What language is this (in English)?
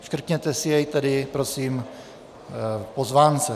Czech